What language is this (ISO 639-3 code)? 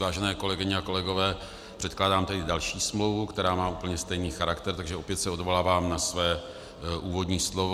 ces